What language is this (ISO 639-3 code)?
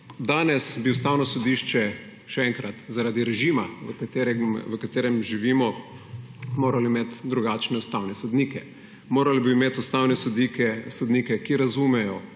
slv